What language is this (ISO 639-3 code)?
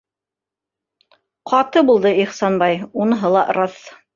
bak